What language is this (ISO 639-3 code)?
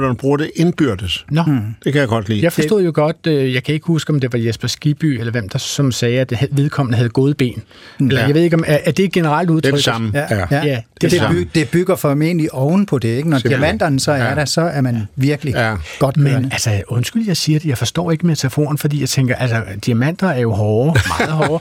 dan